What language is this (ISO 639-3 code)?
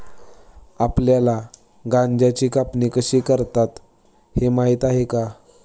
mar